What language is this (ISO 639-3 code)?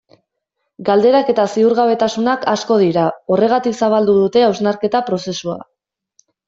eus